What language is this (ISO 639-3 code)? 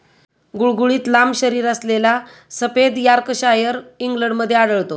mar